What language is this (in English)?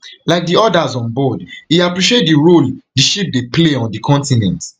Nigerian Pidgin